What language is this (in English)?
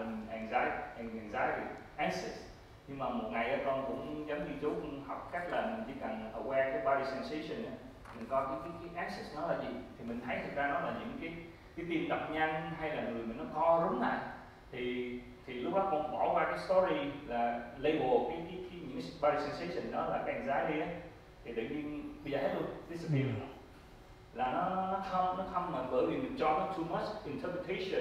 Vietnamese